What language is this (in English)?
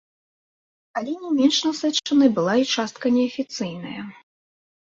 Belarusian